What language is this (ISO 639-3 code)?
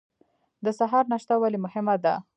pus